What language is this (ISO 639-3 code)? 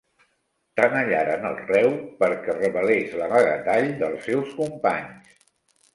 cat